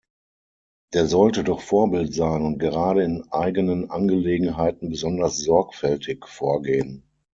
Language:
German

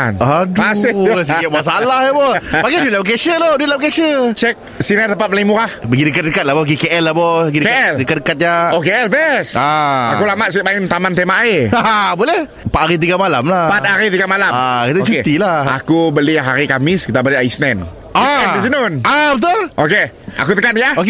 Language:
Malay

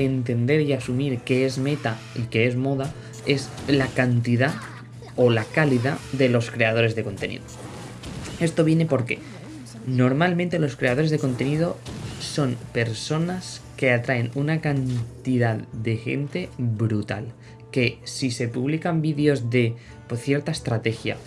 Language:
Spanish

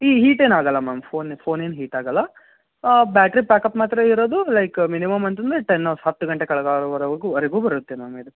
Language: Kannada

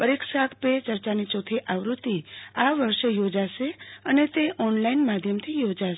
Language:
Gujarati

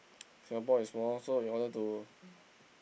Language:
English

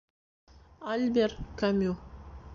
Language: Bashkir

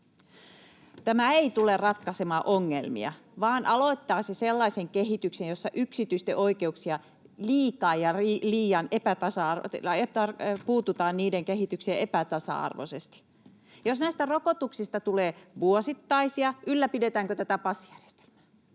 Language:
Finnish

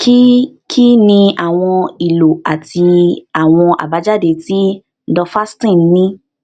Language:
Yoruba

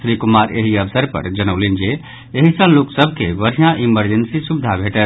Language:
Maithili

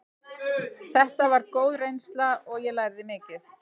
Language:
Icelandic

